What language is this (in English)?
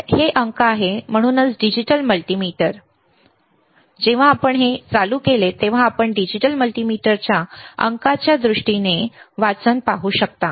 Marathi